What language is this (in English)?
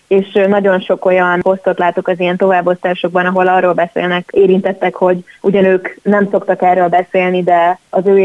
Hungarian